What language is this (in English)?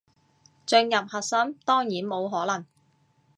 Cantonese